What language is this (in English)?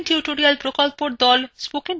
Bangla